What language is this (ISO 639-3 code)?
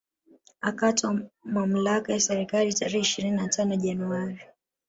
swa